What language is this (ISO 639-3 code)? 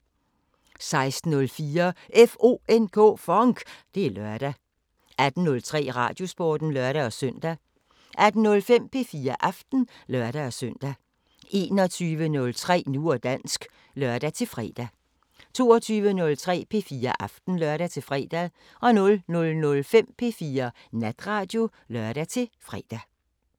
dan